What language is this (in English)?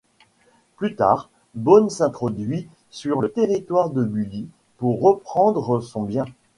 French